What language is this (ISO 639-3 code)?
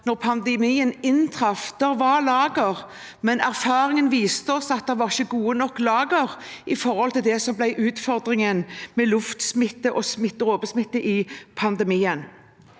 nor